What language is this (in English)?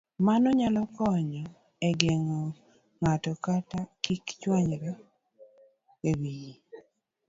Luo (Kenya and Tanzania)